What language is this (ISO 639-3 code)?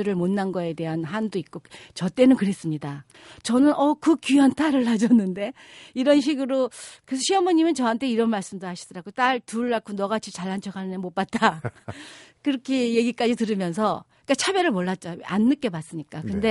kor